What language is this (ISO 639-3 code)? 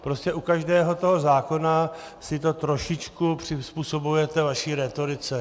ces